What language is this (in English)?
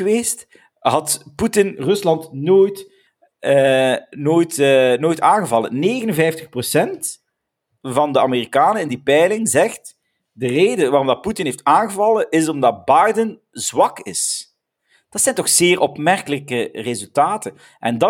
Dutch